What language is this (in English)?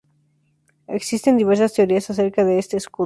Spanish